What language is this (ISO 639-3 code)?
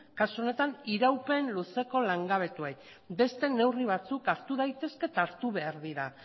eus